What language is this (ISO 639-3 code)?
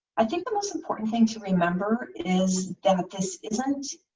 eng